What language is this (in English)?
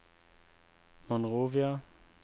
Norwegian